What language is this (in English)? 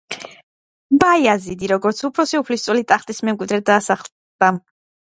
Georgian